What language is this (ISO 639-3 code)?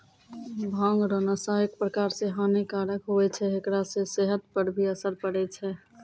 mai